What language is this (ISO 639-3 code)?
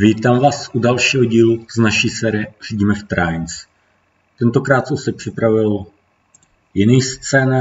ces